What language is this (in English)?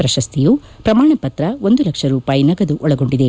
Kannada